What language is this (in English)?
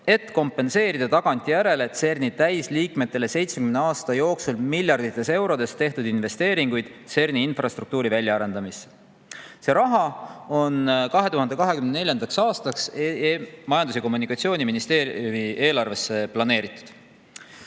Estonian